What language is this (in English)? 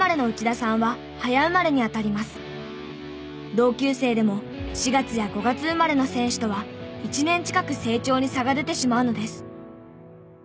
Japanese